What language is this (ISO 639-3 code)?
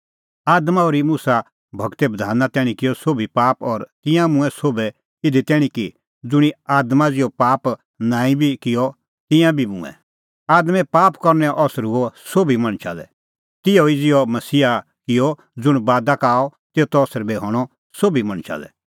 kfx